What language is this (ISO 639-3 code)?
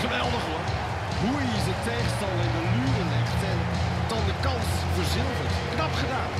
nld